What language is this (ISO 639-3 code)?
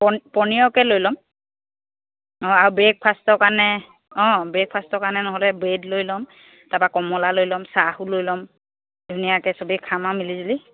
asm